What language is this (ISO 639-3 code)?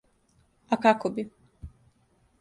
srp